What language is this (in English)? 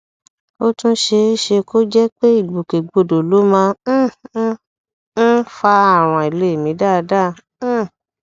Yoruba